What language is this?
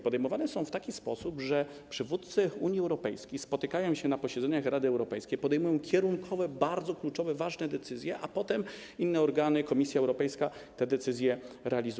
Polish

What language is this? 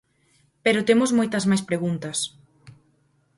Galician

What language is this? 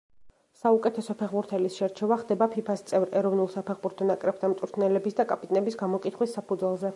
Georgian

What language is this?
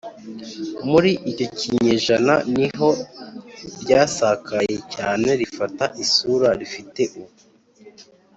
Kinyarwanda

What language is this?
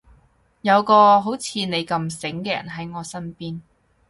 Cantonese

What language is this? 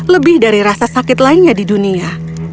Indonesian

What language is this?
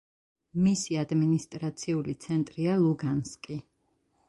Georgian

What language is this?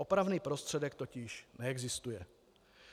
Czech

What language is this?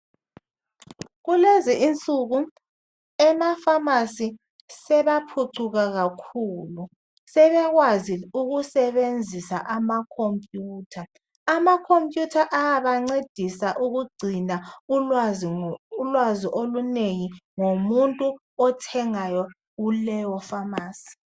North Ndebele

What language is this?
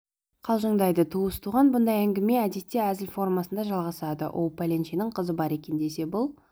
Kazakh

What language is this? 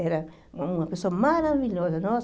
Portuguese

